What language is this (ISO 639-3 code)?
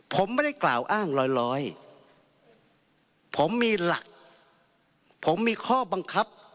tha